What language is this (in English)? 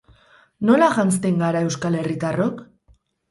Basque